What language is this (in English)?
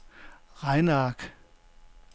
Danish